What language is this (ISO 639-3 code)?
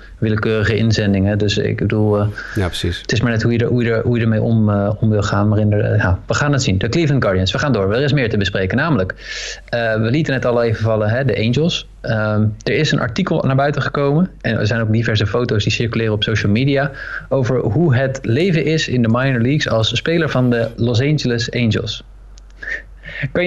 nld